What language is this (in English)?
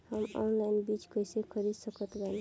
Bhojpuri